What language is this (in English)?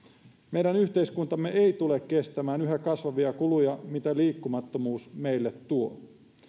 Finnish